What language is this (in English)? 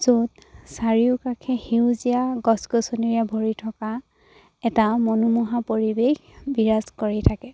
Assamese